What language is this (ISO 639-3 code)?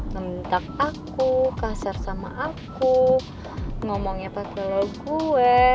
ind